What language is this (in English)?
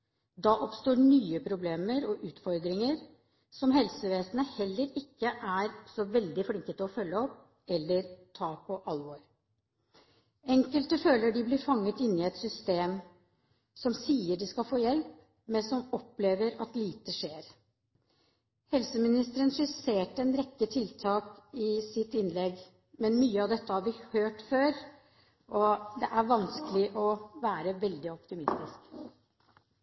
Norwegian Bokmål